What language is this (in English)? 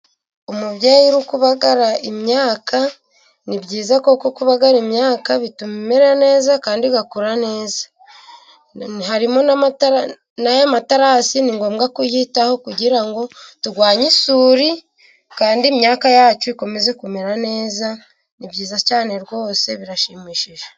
Kinyarwanda